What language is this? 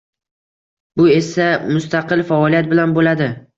Uzbek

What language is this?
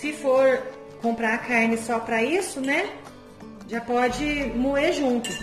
Portuguese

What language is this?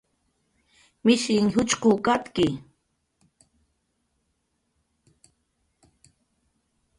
Jaqaru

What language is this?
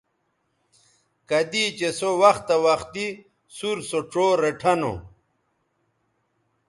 Bateri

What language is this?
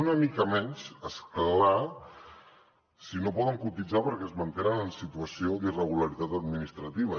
Catalan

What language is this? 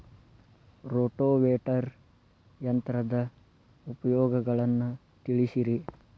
Kannada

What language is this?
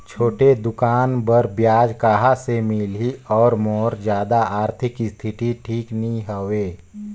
Chhattisgarhi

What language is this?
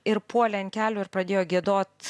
Lithuanian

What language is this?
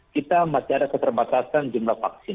Indonesian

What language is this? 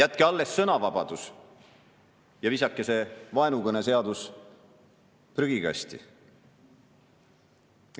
Estonian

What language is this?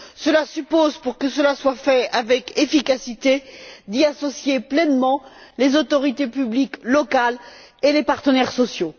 French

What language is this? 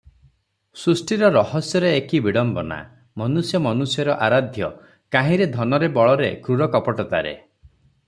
Odia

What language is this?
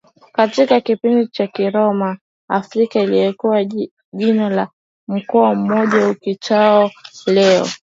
Swahili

